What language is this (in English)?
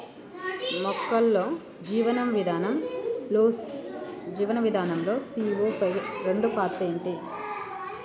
Telugu